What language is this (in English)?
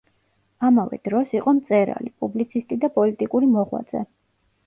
Georgian